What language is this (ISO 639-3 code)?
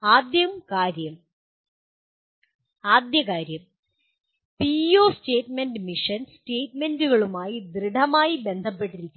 mal